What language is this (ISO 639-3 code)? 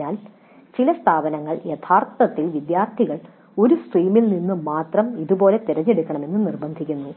mal